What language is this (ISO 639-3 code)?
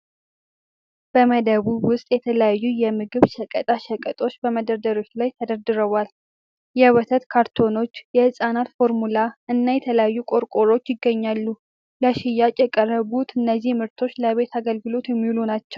amh